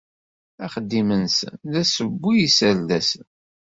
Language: Kabyle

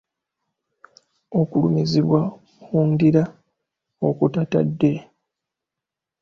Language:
Ganda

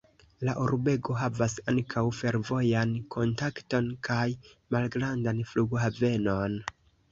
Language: Esperanto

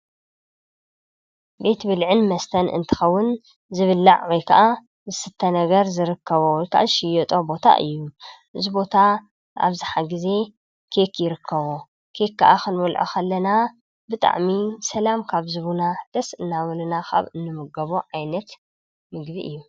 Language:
Tigrinya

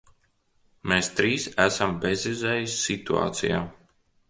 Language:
Latvian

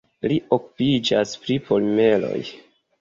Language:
Esperanto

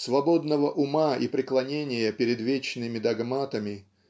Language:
Russian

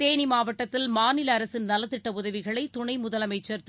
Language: Tamil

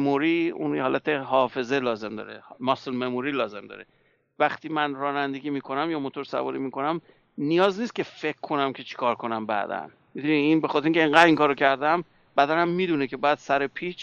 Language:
Persian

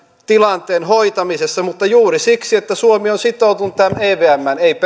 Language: Finnish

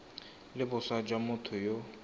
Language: Tswana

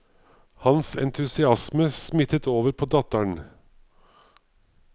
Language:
Norwegian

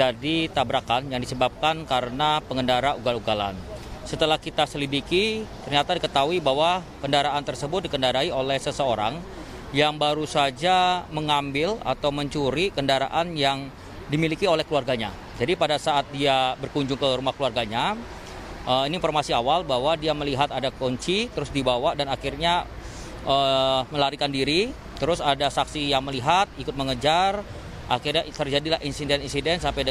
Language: Indonesian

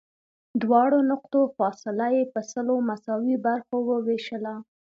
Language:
Pashto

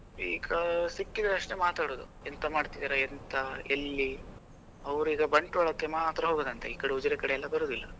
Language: Kannada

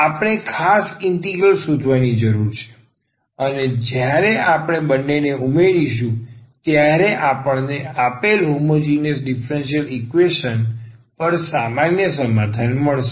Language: Gujarati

